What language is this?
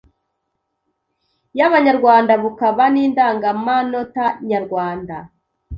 Kinyarwanda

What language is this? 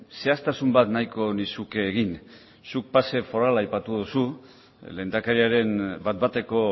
Basque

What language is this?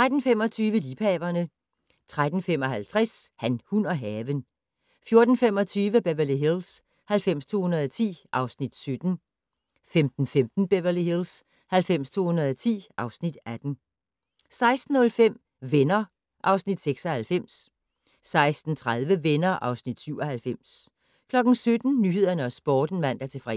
Danish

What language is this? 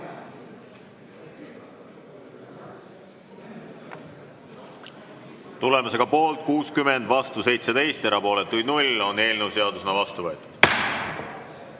Estonian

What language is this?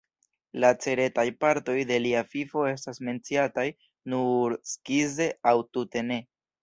Esperanto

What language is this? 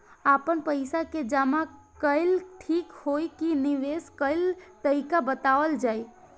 Bhojpuri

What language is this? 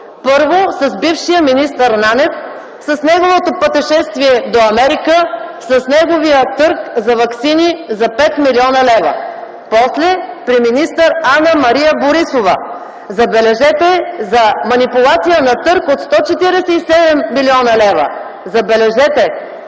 Bulgarian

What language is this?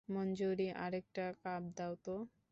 Bangla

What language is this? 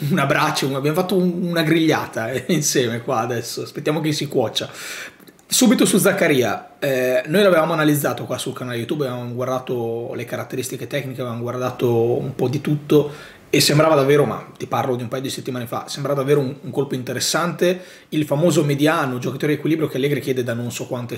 Italian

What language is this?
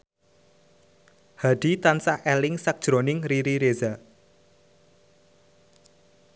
Javanese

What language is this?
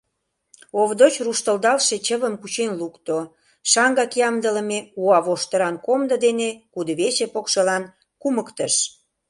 Mari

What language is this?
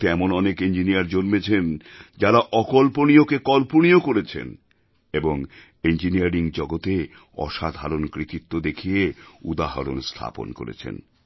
Bangla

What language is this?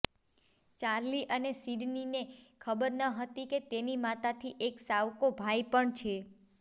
Gujarati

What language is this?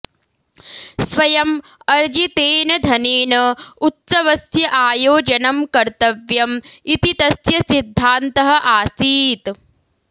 Sanskrit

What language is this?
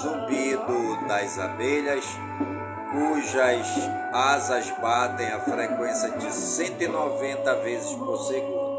Portuguese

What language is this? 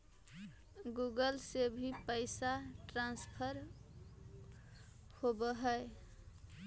Magahi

